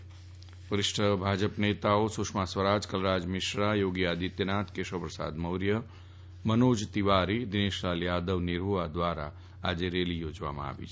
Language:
Gujarati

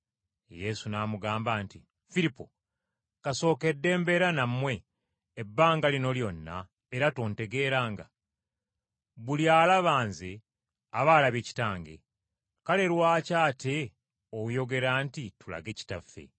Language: Ganda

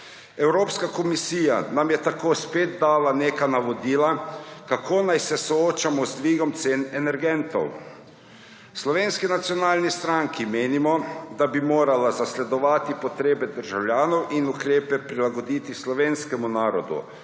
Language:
Slovenian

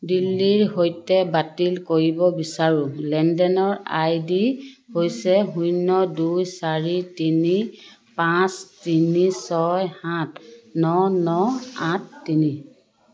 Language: Assamese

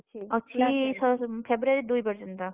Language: Odia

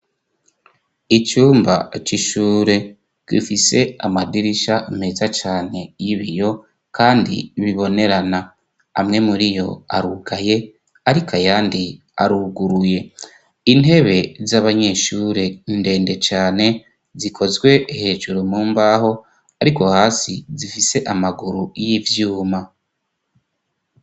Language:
Rundi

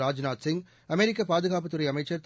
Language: Tamil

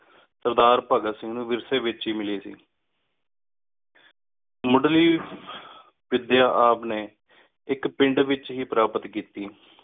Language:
Punjabi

